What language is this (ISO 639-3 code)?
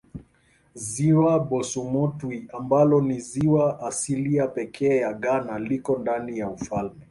swa